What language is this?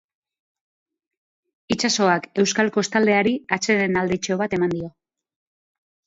Basque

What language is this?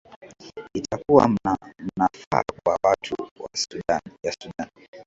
Swahili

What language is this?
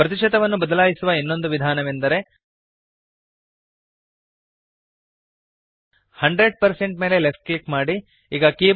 Kannada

